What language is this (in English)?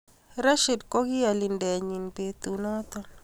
Kalenjin